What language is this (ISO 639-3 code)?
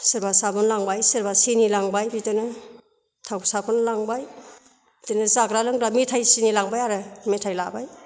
brx